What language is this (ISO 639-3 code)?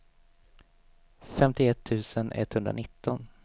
swe